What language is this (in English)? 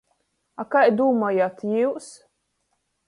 Latgalian